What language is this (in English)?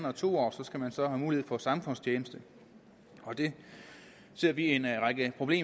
Danish